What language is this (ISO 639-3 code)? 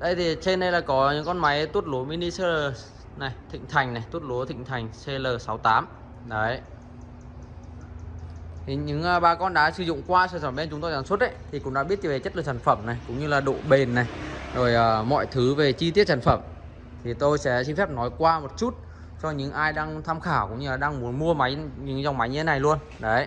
vie